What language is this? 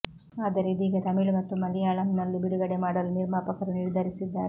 Kannada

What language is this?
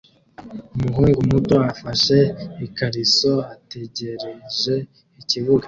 Kinyarwanda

